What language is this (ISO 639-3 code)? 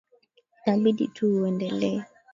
swa